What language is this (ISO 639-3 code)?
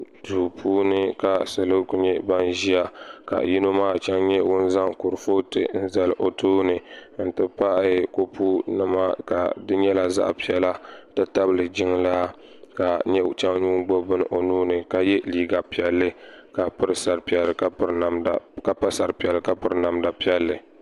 dag